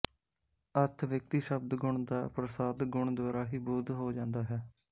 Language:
Punjabi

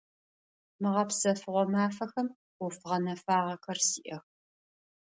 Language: Adyghe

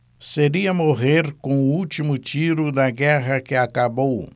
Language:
Portuguese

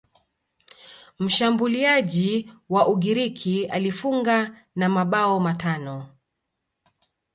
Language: Swahili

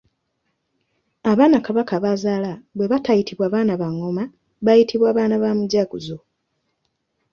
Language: Ganda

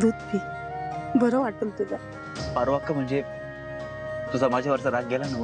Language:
Romanian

